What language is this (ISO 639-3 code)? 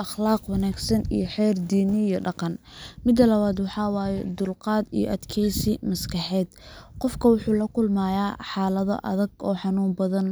som